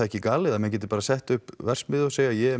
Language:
Icelandic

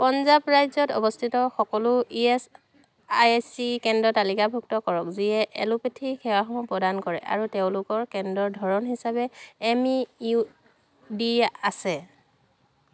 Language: Assamese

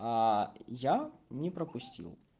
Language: Russian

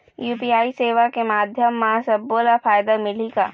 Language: Chhattisgarhi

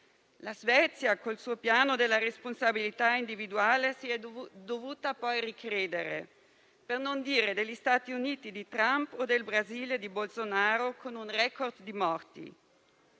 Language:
Italian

